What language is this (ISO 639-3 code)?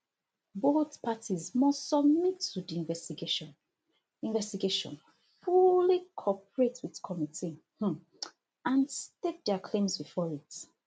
pcm